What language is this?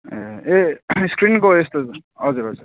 Nepali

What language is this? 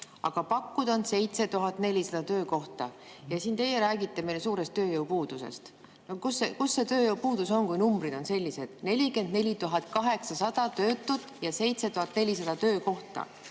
Estonian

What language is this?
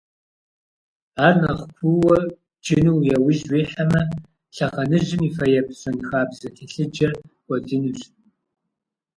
Kabardian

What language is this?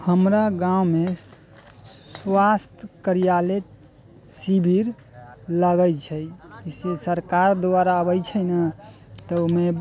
Maithili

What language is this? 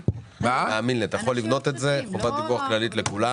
Hebrew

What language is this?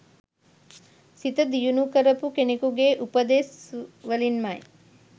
Sinhala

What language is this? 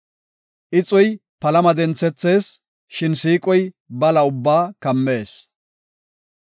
Gofa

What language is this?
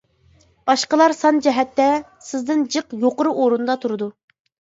Uyghur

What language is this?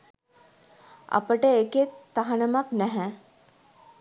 Sinhala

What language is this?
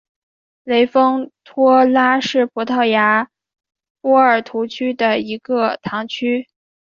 Chinese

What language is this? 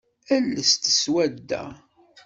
Kabyle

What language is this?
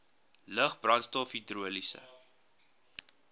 Afrikaans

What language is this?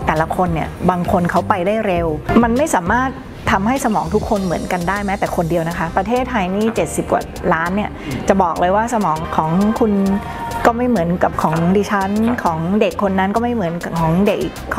Thai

